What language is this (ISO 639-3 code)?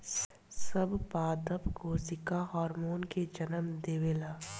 bho